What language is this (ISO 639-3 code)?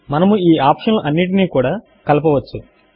tel